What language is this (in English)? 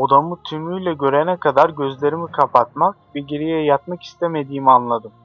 Turkish